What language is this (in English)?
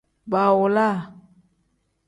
Tem